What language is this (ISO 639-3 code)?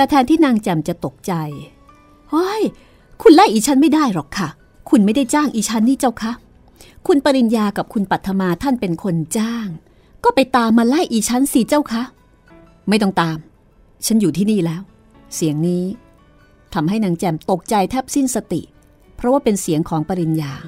tha